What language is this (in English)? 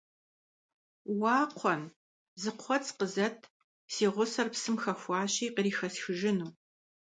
Kabardian